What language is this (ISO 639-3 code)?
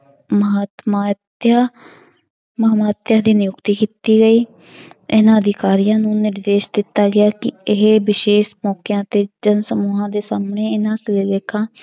pan